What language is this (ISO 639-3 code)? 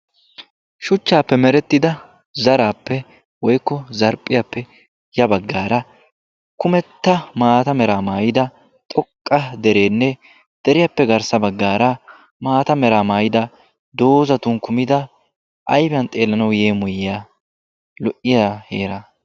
wal